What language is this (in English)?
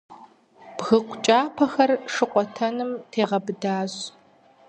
Kabardian